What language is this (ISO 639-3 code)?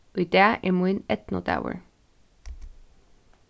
fao